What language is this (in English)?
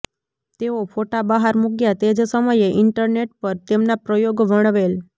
Gujarati